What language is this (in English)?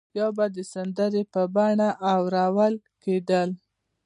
Pashto